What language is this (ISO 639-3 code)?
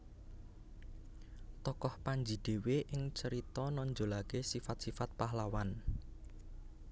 jav